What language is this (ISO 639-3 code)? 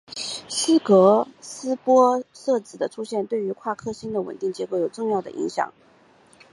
zho